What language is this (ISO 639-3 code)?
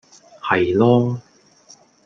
yue